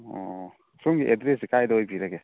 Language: Manipuri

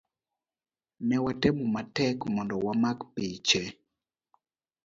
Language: Luo (Kenya and Tanzania)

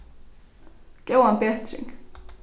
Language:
Faroese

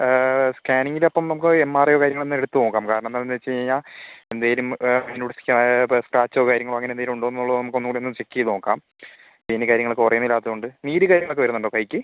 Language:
Malayalam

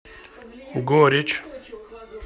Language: Russian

